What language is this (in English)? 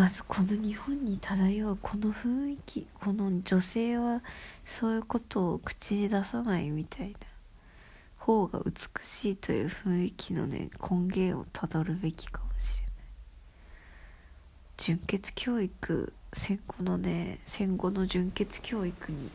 Japanese